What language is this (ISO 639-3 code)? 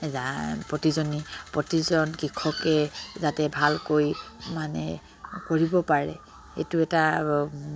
asm